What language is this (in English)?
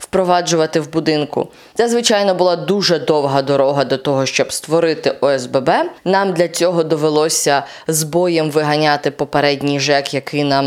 Ukrainian